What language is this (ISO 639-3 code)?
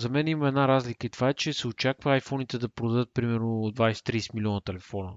bul